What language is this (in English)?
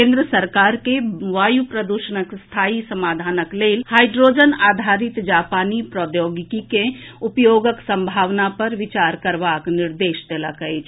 Maithili